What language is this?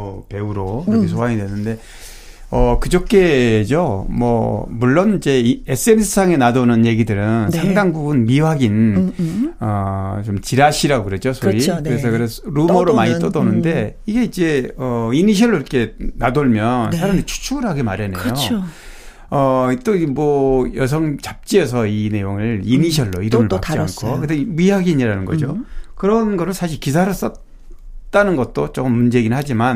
Korean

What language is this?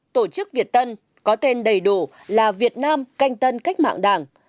Vietnamese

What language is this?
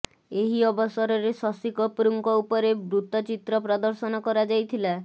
Odia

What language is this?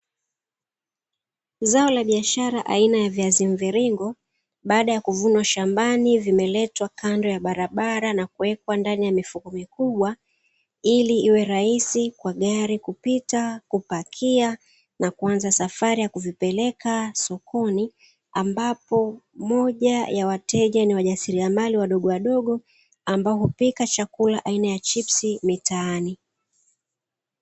Swahili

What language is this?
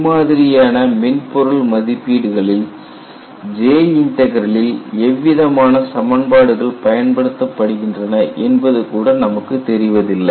Tamil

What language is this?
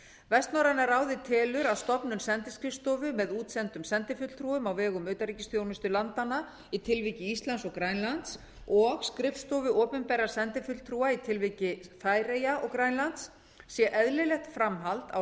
Icelandic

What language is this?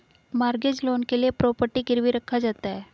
Hindi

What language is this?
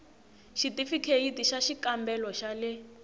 Tsonga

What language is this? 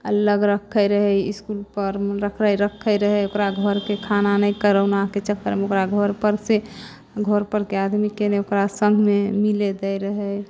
Maithili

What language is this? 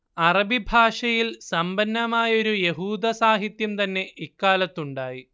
Malayalam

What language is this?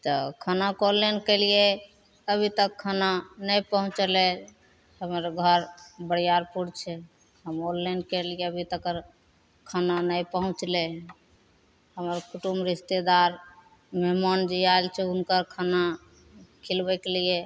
Maithili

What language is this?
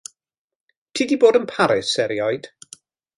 Welsh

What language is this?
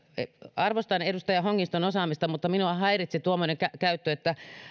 Finnish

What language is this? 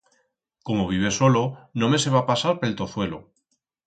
Aragonese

